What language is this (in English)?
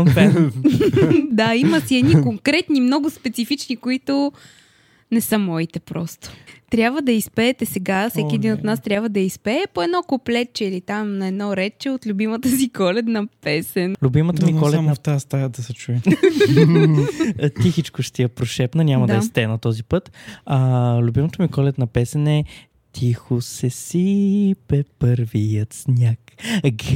Bulgarian